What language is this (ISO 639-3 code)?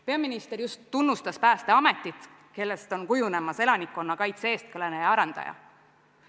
est